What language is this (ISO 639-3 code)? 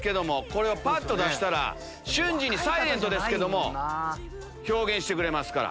jpn